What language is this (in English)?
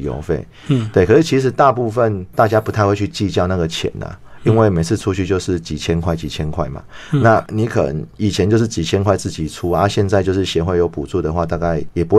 Chinese